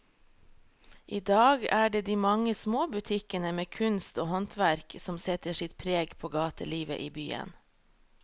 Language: Norwegian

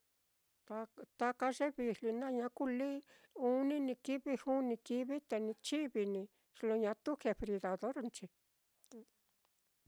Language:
Mitlatongo Mixtec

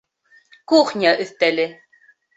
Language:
Bashkir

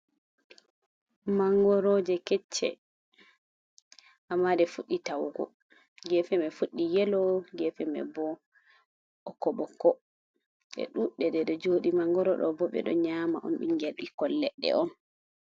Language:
Fula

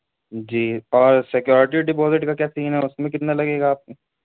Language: Urdu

